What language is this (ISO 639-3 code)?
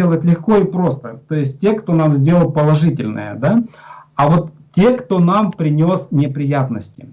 rus